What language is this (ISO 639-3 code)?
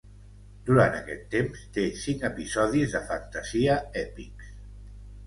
cat